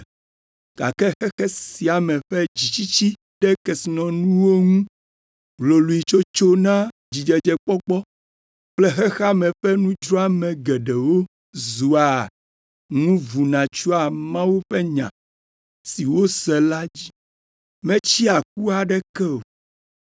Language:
Ewe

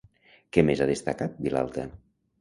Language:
Catalan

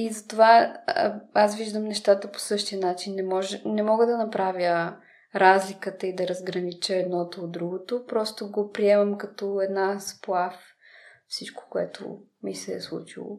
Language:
Bulgarian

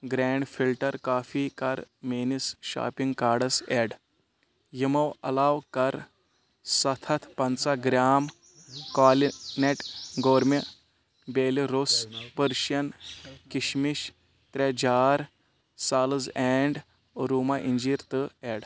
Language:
Kashmiri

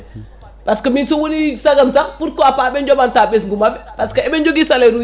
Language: Fula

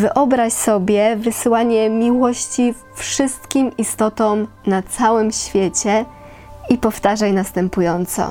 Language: Polish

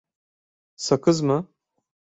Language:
Turkish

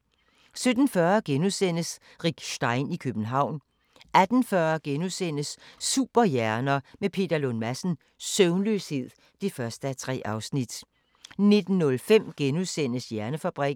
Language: Danish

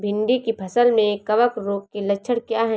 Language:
Hindi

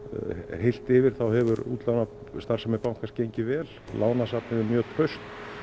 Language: Icelandic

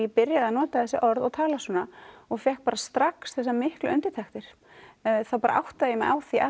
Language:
Icelandic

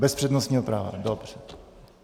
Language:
Czech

